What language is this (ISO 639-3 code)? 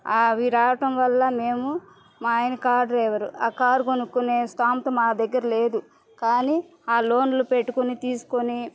tel